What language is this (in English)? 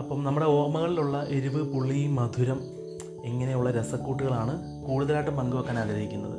Malayalam